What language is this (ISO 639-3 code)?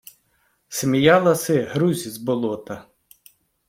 ukr